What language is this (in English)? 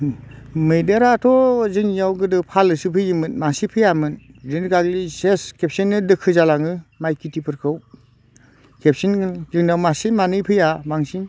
Bodo